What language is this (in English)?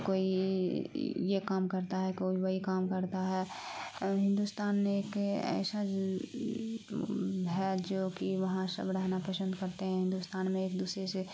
Urdu